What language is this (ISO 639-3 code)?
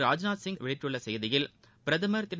tam